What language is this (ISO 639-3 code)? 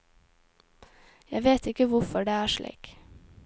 nor